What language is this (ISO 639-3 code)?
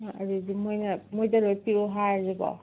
mni